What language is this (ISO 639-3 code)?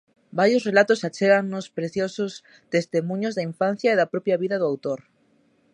glg